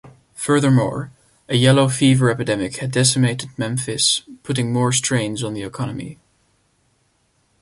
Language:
English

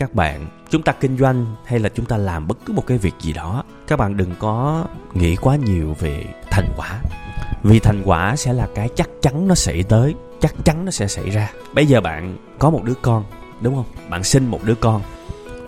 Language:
Vietnamese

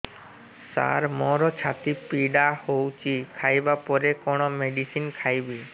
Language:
Odia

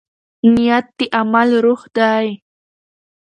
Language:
Pashto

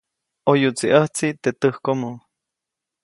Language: Copainalá Zoque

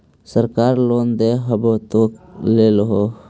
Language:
Magahi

